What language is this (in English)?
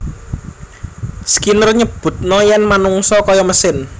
Javanese